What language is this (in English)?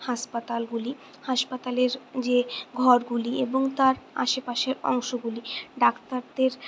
Bangla